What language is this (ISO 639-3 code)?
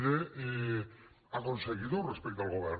cat